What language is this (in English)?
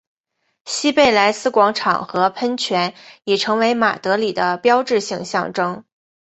Chinese